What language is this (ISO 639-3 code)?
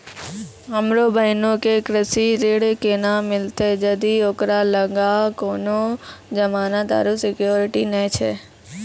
mai